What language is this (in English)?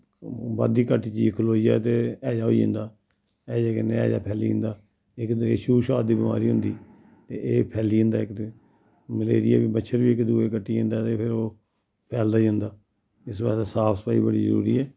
Dogri